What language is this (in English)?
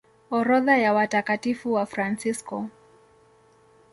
Swahili